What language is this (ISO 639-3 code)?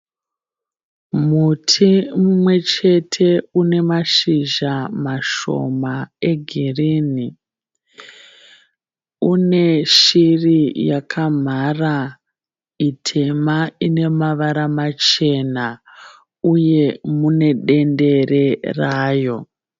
sna